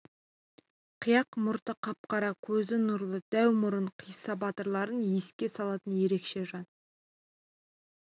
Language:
Kazakh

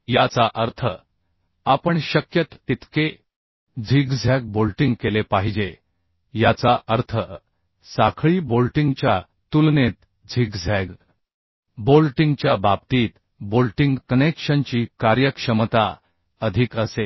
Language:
Marathi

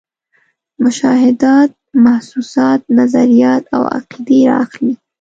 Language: Pashto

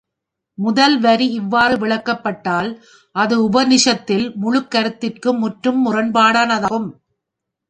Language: Tamil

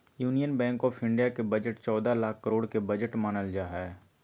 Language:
Magahi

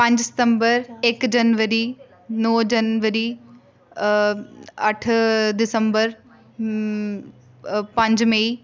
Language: Dogri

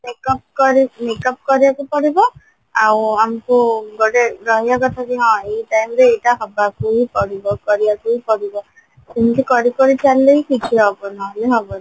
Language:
Odia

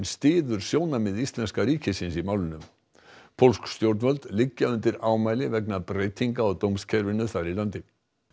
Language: Icelandic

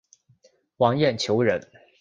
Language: Chinese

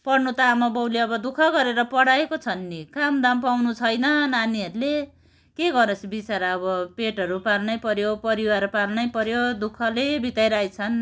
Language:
Nepali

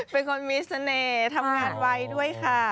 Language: Thai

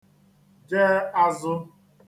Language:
Igbo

